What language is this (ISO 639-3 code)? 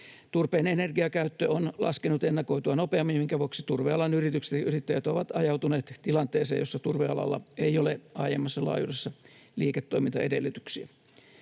fin